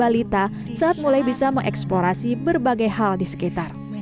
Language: Indonesian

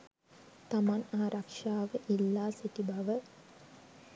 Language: Sinhala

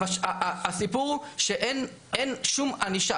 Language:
Hebrew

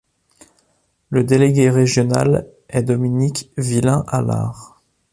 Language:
French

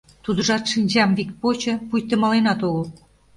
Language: Mari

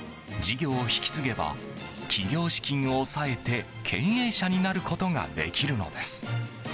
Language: Japanese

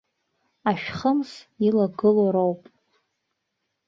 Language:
Abkhazian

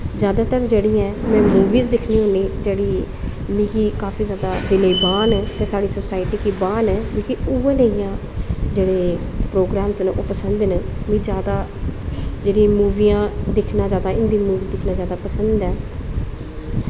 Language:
Dogri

